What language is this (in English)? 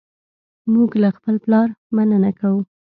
Pashto